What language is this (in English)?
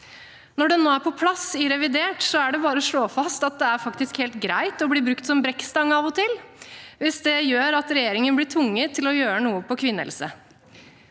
Norwegian